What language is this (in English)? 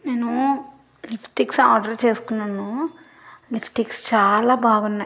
Telugu